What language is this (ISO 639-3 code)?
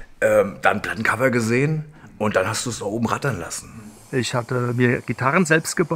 deu